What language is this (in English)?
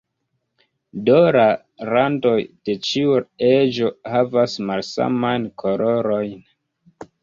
Esperanto